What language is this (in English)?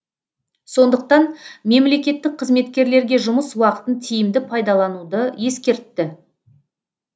Kazakh